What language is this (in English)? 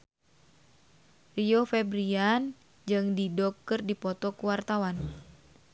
Sundanese